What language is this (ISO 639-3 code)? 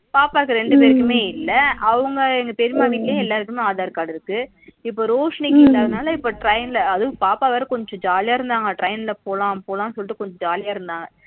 tam